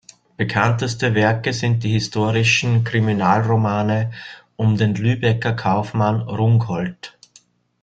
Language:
German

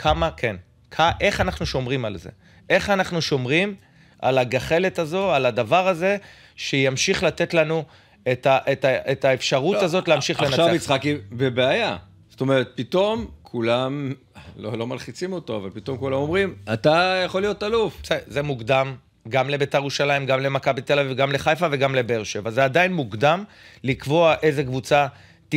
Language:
Hebrew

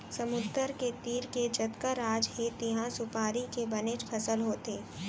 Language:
Chhattisgarhi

